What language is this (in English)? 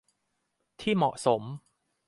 Thai